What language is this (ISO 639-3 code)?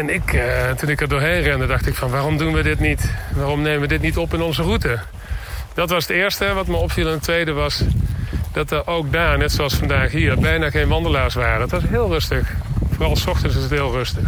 nld